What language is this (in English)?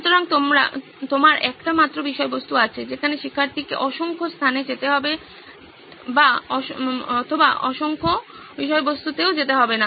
Bangla